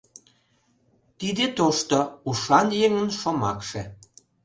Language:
Mari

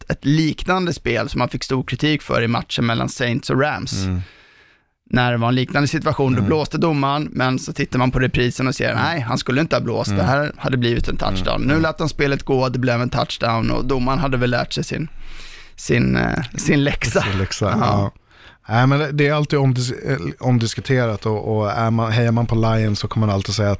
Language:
Swedish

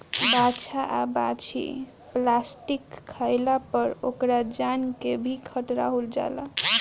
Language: Bhojpuri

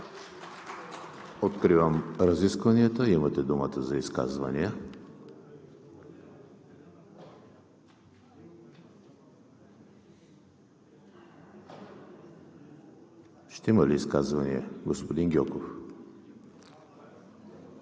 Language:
Bulgarian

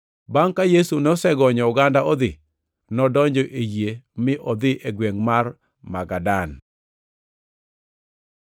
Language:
Luo (Kenya and Tanzania)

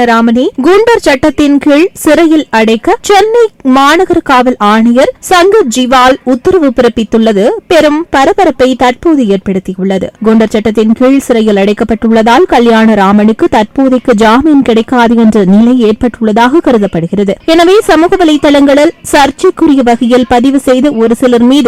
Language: Tamil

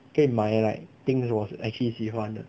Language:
English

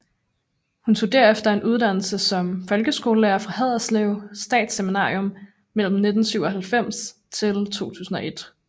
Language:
Danish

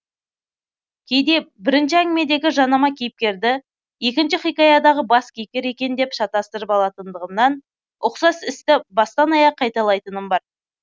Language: Kazakh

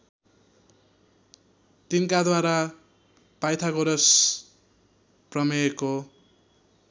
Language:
Nepali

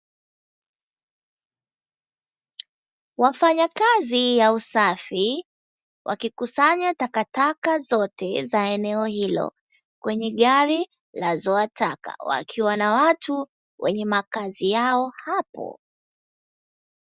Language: Swahili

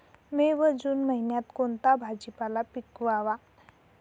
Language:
Marathi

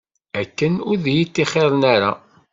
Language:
Kabyle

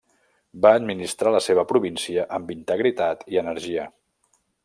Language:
Catalan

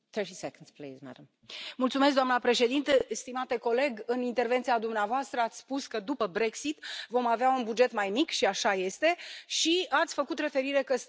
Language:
Romanian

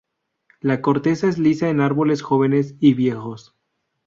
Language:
Spanish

